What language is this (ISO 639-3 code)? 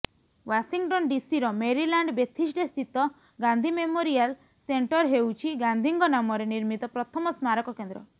ori